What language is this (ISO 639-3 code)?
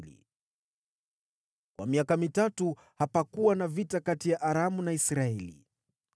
swa